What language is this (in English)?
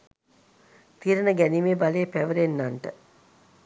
Sinhala